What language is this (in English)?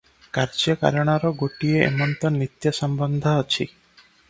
Odia